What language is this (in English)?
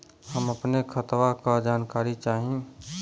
Bhojpuri